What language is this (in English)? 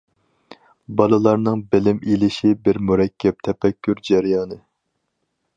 Uyghur